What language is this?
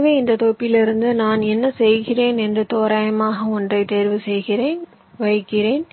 Tamil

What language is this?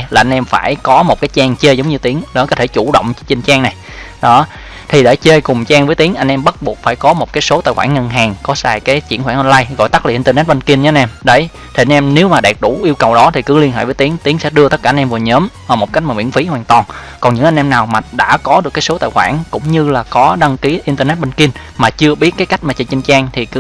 Vietnamese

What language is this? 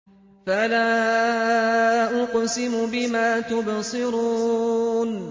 Arabic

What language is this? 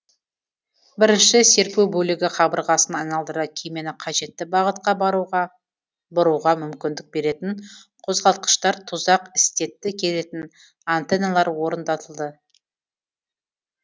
Kazakh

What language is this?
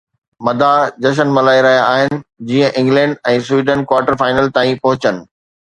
Sindhi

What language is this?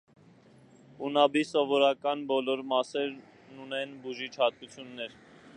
Armenian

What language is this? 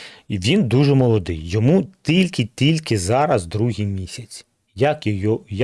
Ukrainian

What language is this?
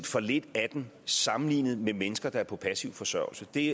Danish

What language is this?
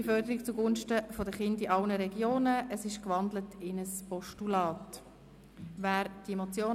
Swiss German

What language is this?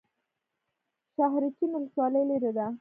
Pashto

